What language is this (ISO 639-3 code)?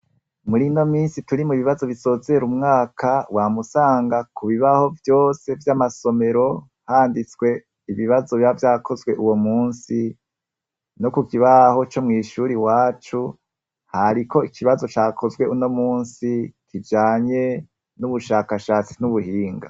run